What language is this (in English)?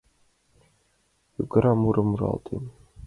Mari